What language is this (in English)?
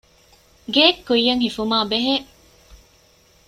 Divehi